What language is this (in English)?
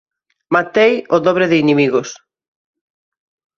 Galician